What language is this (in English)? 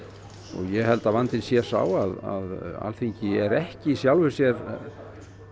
Icelandic